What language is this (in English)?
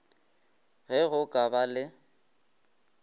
Northern Sotho